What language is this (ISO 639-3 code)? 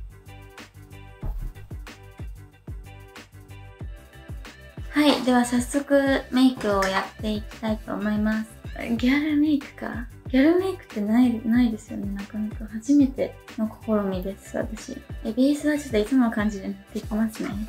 jpn